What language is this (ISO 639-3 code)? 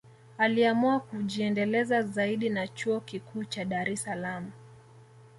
swa